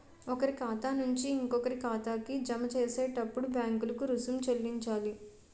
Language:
Telugu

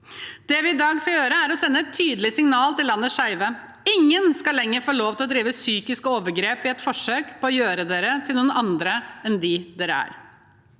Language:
Norwegian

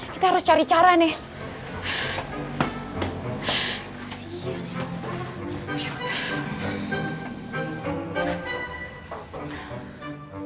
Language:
Indonesian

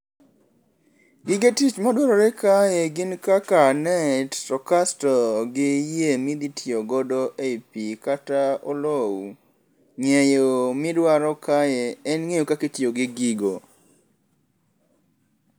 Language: Luo (Kenya and Tanzania)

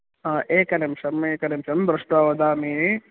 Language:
Sanskrit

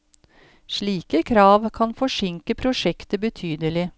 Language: Norwegian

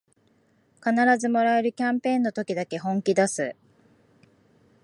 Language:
Japanese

